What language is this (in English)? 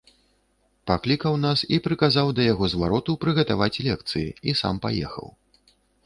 Belarusian